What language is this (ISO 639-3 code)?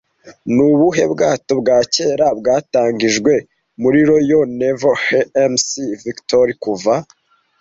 kin